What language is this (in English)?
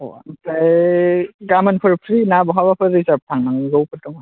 Bodo